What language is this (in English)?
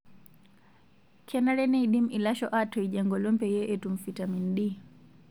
Masai